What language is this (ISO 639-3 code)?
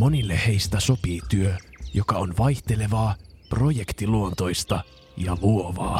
fin